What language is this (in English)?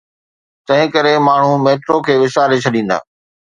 Sindhi